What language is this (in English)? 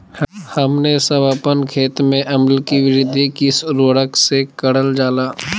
Magahi